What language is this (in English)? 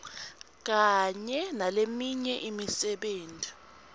Swati